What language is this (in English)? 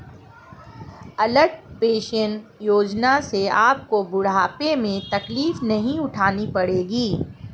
Hindi